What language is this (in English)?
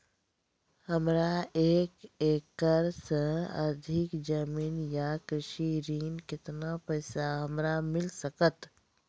Maithili